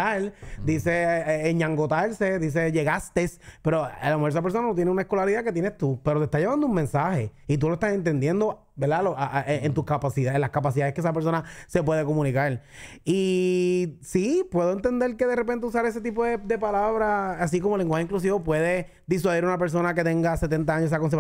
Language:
Spanish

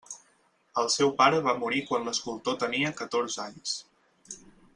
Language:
Catalan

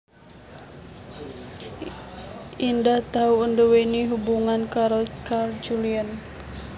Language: Javanese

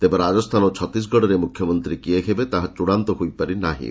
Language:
Odia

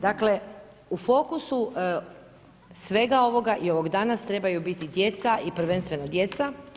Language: Croatian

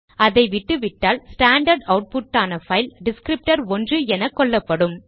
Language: Tamil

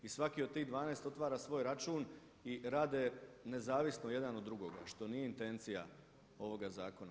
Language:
Croatian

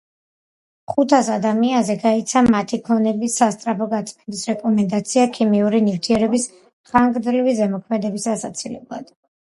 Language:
Georgian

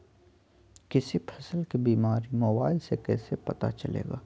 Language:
Magahi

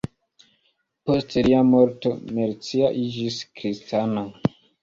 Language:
Esperanto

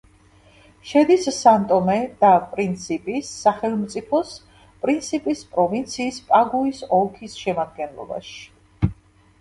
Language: Georgian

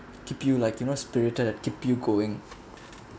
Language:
English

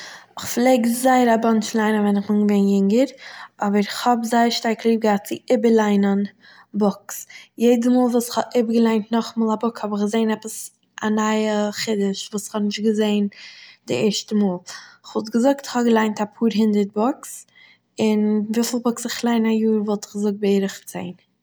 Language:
Yiddish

